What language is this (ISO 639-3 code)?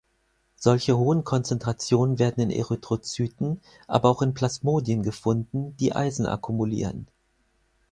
deu